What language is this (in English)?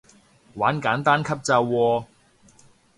Cantonese